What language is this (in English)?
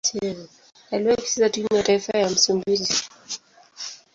Swahili